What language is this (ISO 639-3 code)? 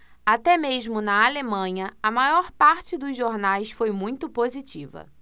por